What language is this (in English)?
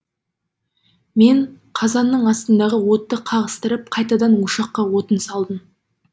Kazakh